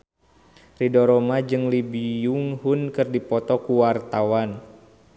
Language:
Sundanese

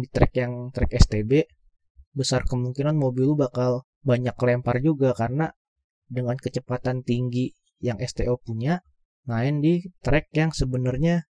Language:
Indonesian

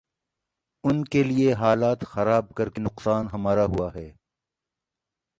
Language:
Urdu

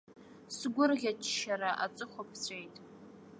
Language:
Abkhazian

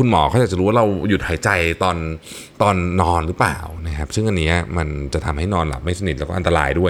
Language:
Thai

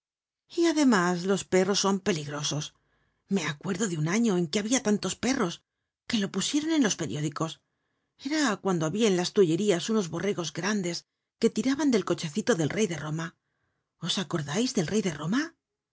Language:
Spanish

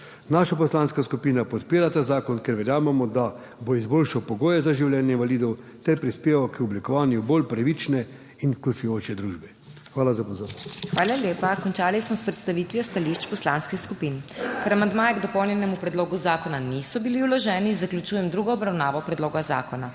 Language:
Slovenian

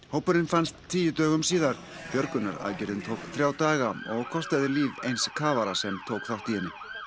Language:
Icelandic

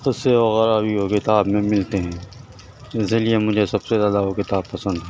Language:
Urdu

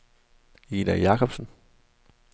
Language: Danish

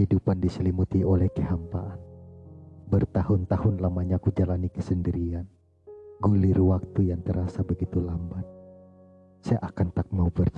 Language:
Indonesian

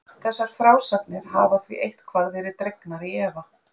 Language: Icelandic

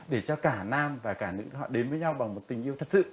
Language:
Vietnamese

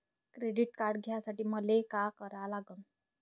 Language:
Marathi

